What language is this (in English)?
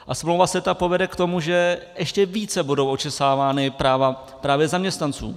Czech